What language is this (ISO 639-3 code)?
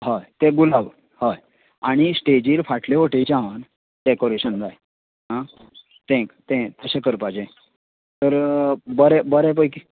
kok